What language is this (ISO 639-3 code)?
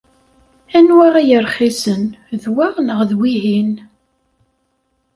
kab